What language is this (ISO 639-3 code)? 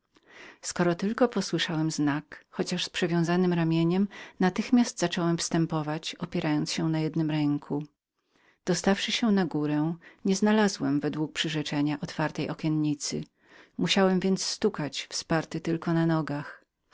pol